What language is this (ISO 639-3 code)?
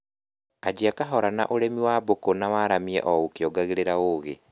kik